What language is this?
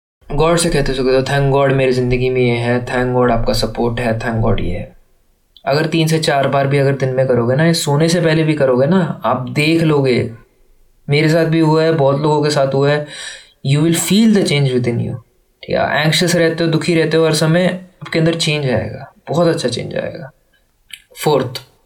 Hindi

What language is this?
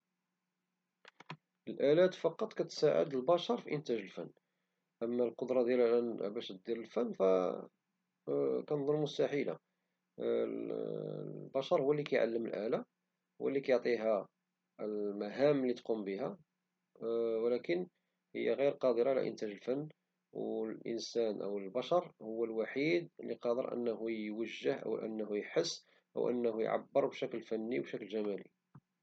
Moroccan Arabic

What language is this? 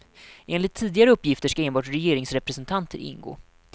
Swedish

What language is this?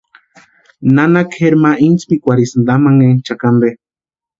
Western Highland Purepecha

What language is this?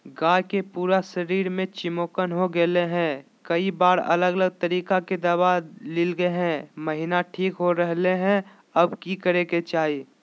Magahi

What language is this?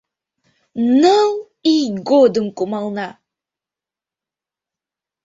Mari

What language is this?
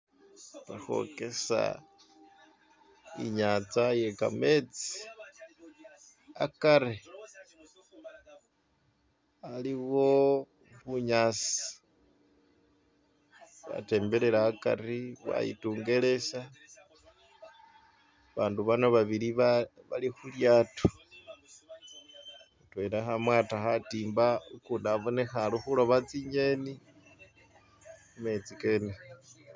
Masaaba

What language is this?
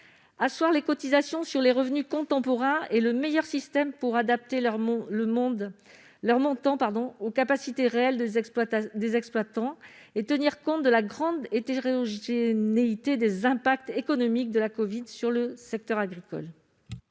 French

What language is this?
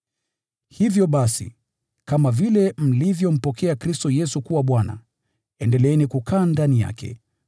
Swahili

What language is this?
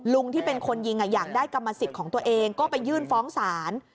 Thai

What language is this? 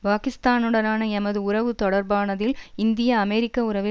Tamil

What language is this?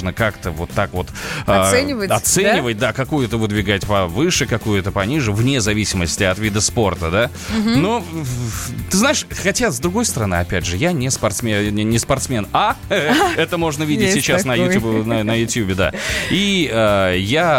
Russian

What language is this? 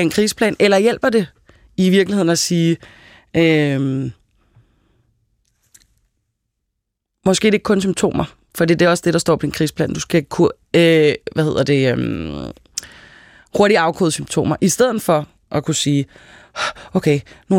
Danish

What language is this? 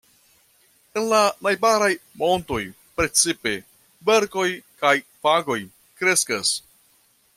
Esperanto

